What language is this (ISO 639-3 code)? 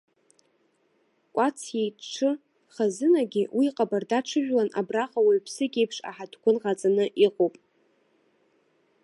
abk